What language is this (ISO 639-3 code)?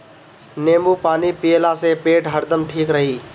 bho